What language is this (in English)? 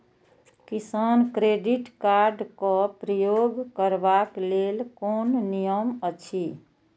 Maithili